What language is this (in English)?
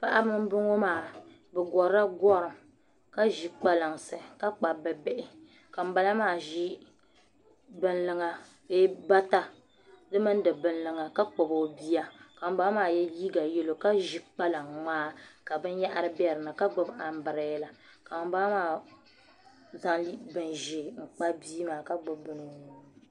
Dagbani